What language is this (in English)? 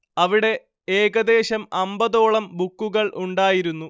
Malayalam